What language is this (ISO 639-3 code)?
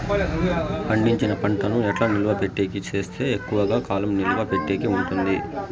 tel